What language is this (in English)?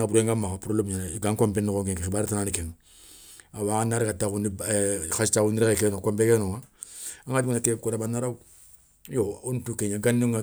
Soninke